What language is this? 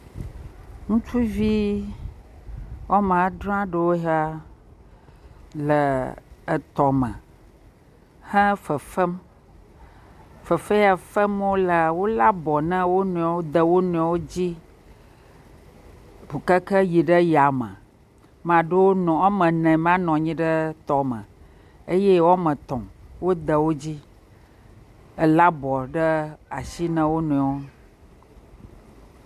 Ewe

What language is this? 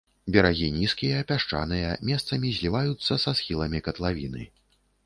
Belarusian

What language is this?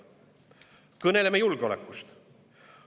Estonian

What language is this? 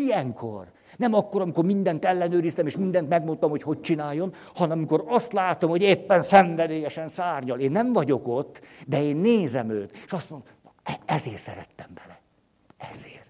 Hungarian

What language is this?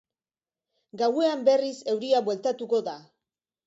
Basque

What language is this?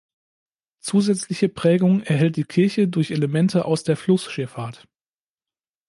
German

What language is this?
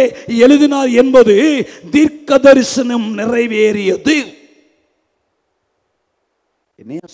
Hindi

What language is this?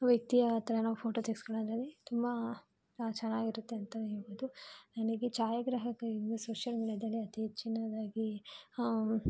Kannada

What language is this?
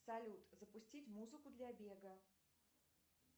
Russian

